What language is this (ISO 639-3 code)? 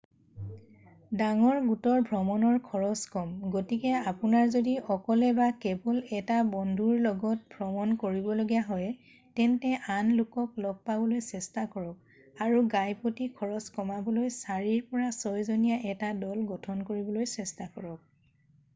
asm